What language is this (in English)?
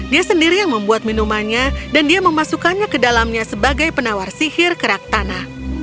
Indonesian